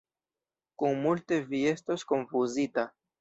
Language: Esperanto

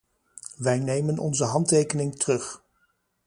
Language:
Dutch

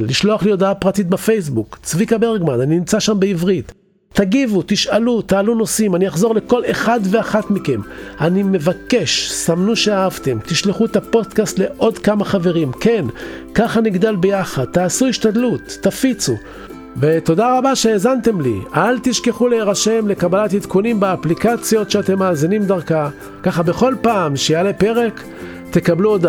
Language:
Hebrew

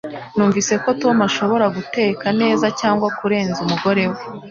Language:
Kinyarwanda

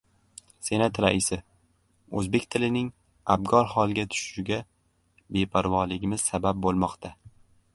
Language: Uzbek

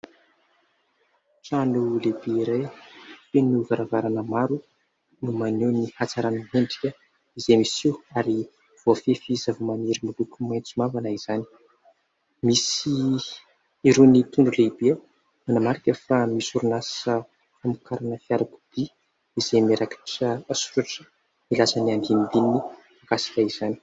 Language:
Malagasy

